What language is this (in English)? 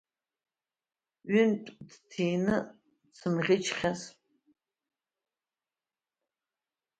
Abkhazian